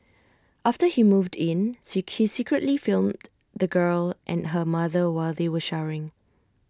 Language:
English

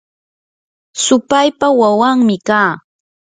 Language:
Yanahuanca Pasco Quechua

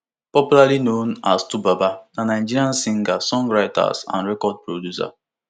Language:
Nigerian Pidgin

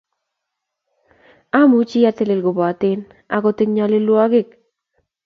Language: Kalenjin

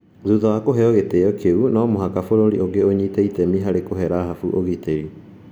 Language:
Kikuyu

